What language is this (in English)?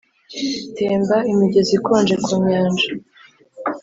Kinyarwanda